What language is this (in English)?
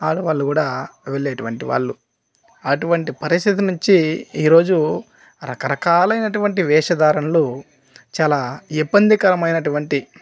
Telugu